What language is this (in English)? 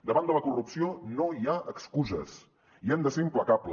Catalan